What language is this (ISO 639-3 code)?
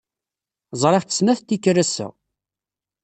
kab